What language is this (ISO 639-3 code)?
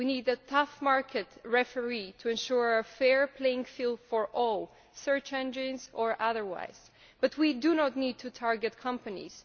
eng